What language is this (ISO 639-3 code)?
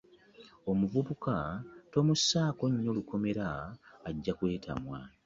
lug